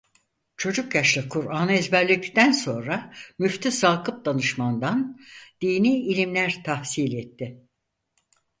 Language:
Turkish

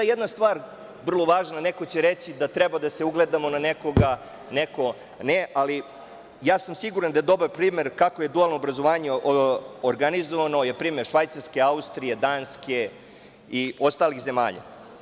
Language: Serbian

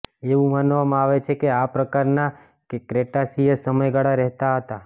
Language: Gujarati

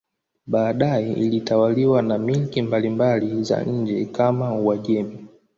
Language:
Swahili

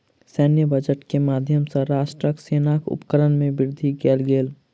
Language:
Maithili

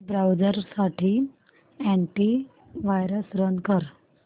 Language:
Marathi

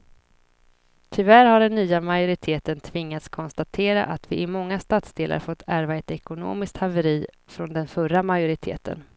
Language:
Swedish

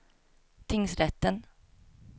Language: Swedish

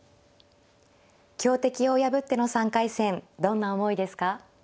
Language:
Japanese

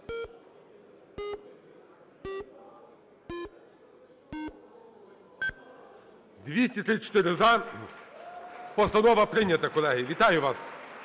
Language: Ukrainian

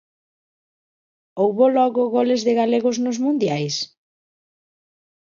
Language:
Galician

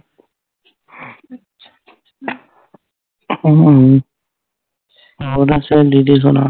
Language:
Punjabi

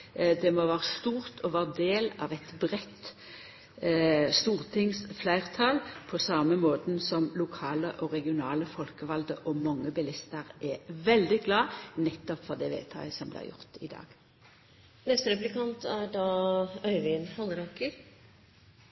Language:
Norwegian Nynorsk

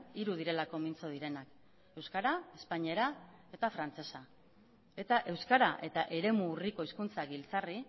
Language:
Basque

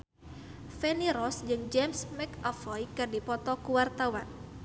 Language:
Sundanese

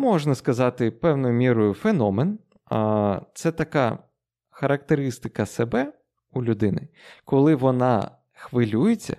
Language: Ukrainian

